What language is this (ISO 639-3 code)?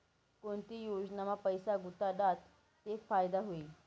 mar